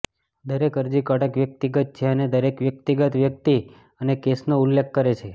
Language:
Gujarati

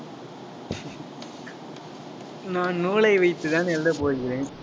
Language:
Tamil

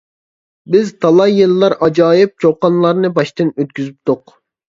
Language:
Uyghur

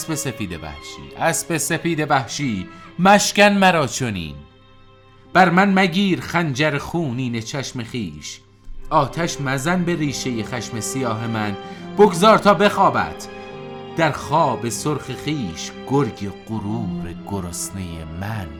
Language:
Persian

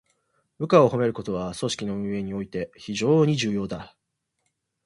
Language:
Japanese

